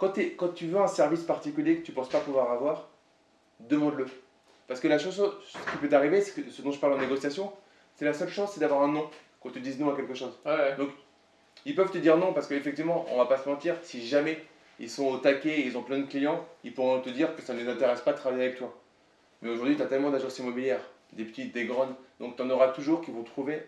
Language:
French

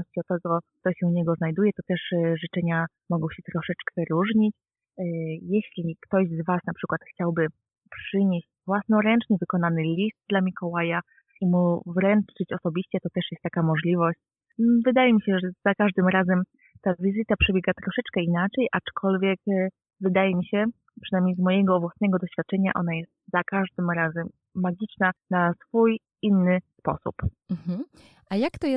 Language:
Polish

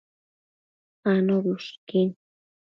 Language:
Matsés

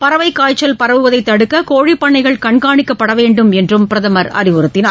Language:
Tamil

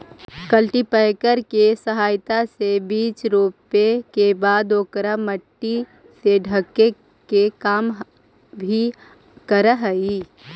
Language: Magahi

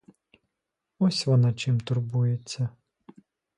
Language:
Ukrainian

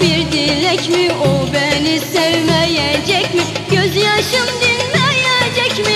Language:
Turkish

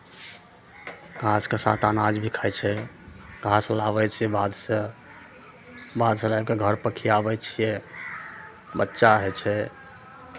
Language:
Maithili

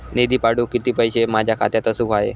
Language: Marathi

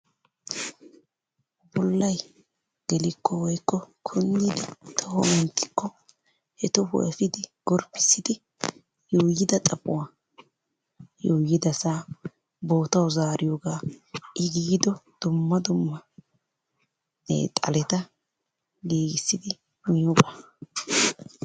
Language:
Wolaytta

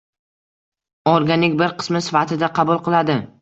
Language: Uzbek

